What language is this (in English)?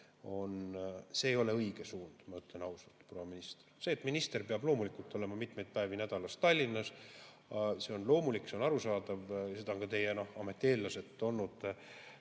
Estonian